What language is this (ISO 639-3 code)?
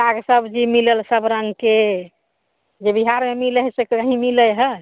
mai